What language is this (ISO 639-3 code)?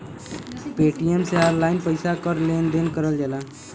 bho